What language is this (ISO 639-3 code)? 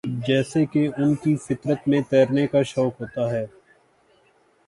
urd